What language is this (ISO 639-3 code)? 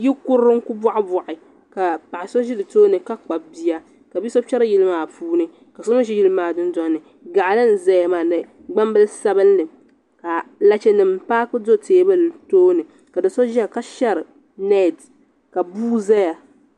dag